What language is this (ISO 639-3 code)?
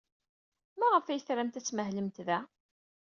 kab